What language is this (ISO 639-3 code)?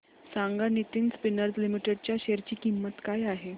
mar